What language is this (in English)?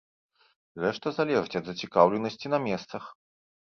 Belarusian